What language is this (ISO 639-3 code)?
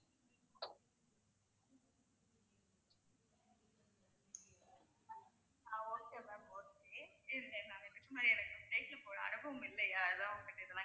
tam